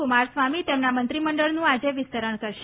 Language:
Gujarati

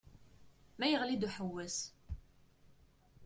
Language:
Kabyle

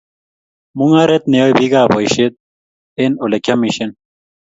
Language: Kalenjin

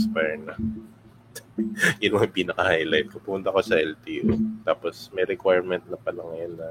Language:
Filipino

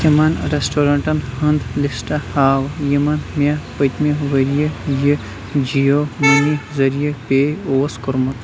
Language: Kashmiri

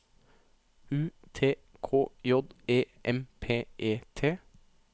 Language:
Norwegian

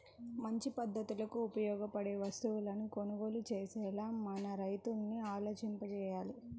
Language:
Telugu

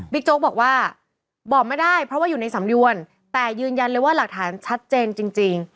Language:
Thai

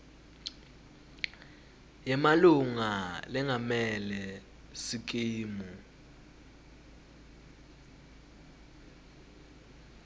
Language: Swati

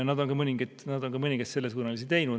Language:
Estonian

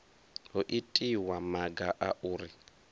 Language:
Venda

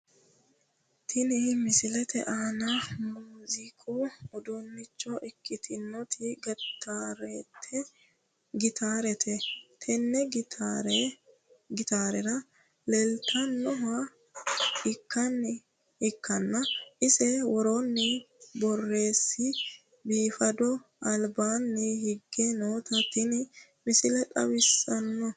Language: Sidamo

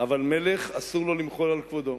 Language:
Hebrew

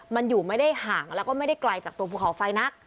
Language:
Thai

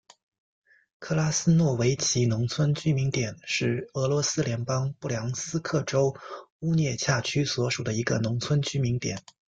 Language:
Chinese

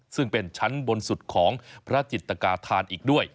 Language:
Thai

